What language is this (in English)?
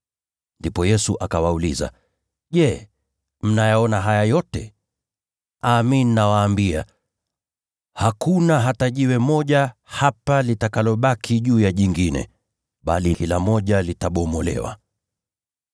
Swahili